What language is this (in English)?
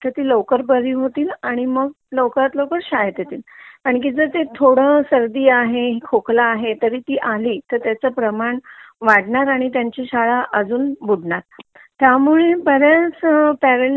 Marathi